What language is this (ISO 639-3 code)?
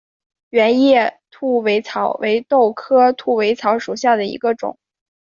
zho